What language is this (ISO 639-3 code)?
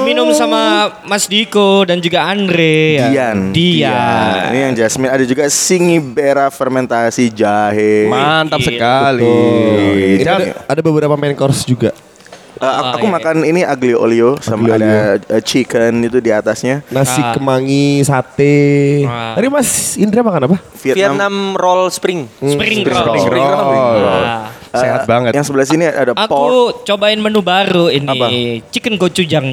ind